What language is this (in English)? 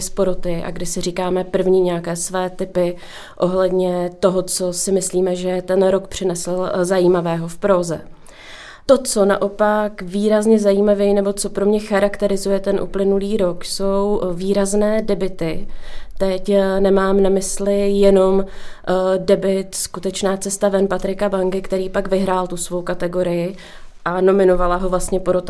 Czech